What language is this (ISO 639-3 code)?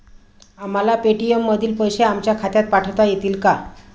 mar